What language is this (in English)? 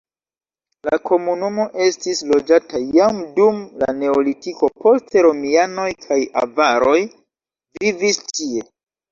Esperanto